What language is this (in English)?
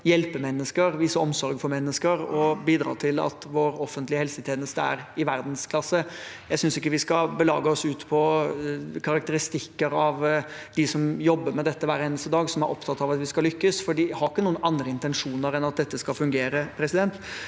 Norwegian